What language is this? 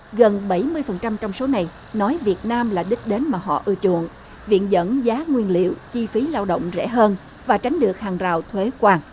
Vietnamese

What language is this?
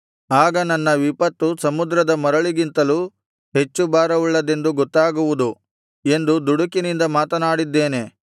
Kannada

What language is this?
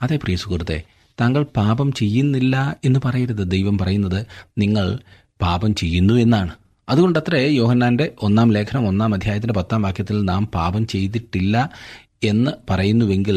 Malayalam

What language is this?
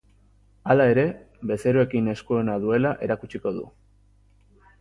Basque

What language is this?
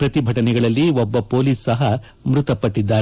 Kannada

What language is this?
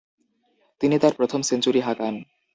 Bangla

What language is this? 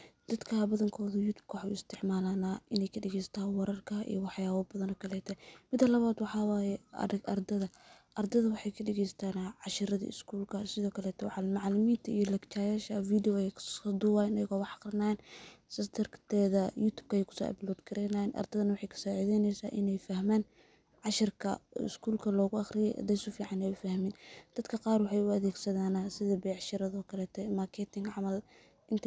Somali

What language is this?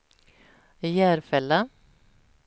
Swedish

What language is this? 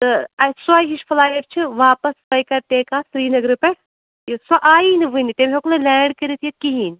Kashmiri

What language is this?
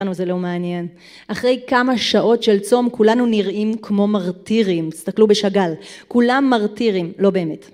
Hebrew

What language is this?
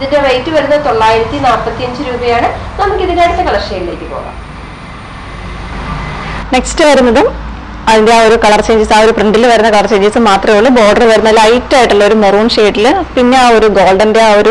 Indonesian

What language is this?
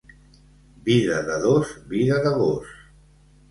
Catalan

